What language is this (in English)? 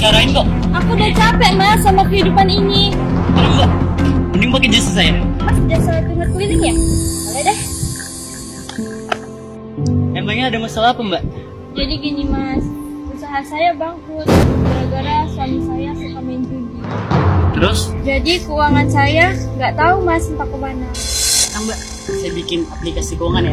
Indonesian